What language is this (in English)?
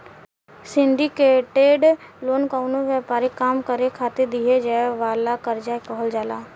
Bhojpuri